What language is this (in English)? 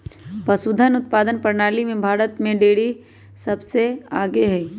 Magahi